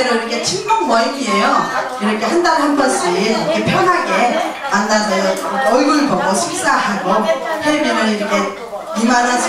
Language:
Korean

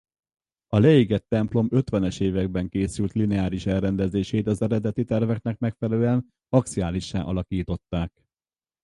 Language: Hungarian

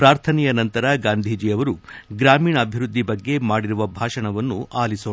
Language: Kannada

